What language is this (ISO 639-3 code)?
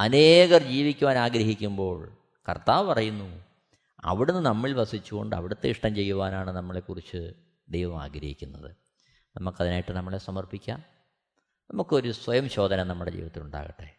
mal